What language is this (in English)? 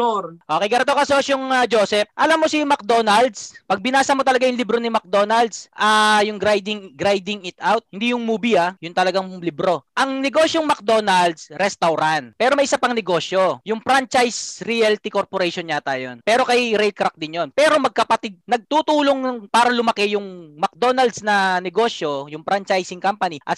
Filipino